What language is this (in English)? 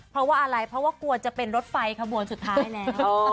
Thai